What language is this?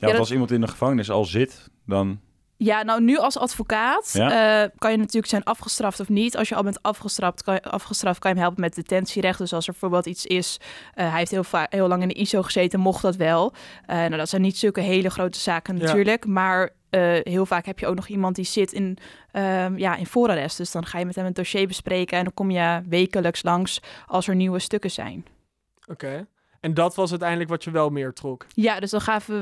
Dutch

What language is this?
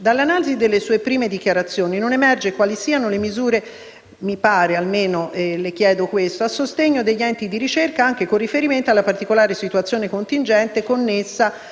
Italian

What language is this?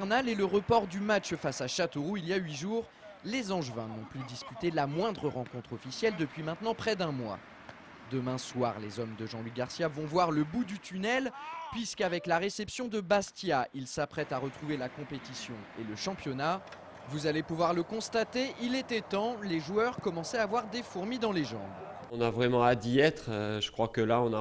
French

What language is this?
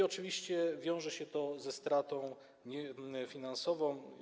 Polish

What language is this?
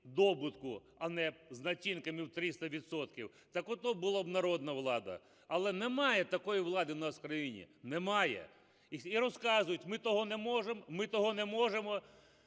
Ukrainian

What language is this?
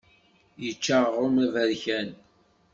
Kabyle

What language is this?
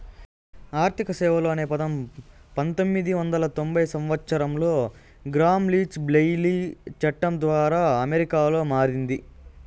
Telugu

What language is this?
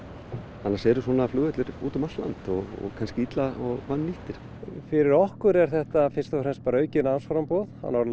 Icelandic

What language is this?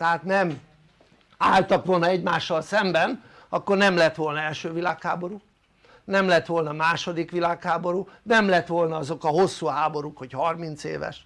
Hungarian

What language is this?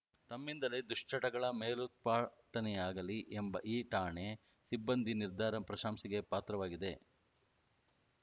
Kannada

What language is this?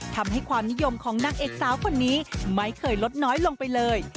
Thai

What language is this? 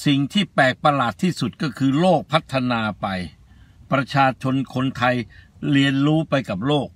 Thai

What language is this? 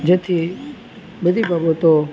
Gujarati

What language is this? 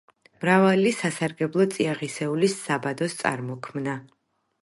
Georgian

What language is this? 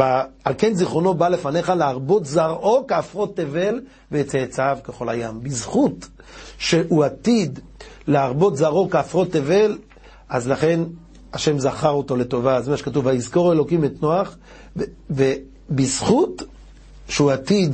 Hebrew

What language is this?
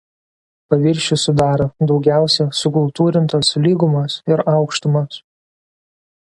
Lithuanian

